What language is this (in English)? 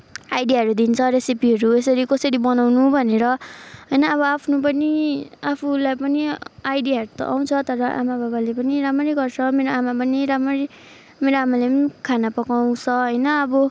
Nepali